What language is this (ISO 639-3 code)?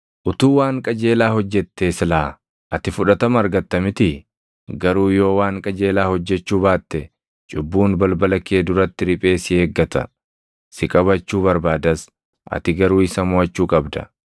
orm